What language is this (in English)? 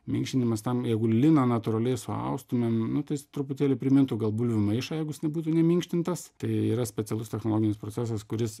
Lithuanian